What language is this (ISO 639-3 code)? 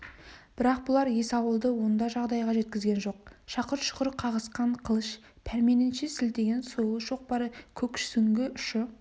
kaz